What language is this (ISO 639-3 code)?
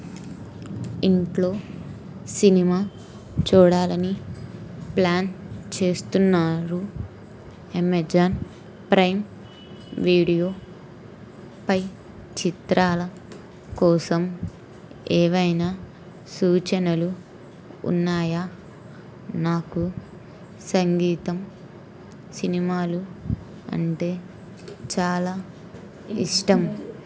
tel